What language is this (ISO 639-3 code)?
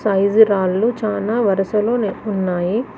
tel